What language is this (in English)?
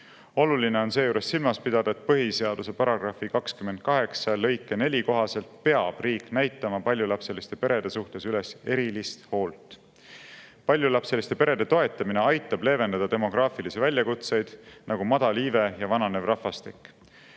Estonian